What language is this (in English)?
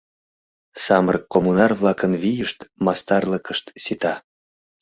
Mari